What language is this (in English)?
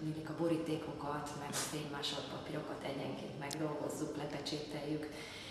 Hungarian